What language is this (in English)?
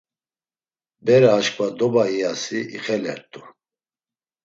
Laz